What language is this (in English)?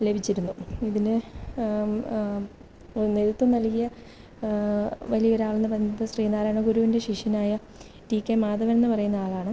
Malayalam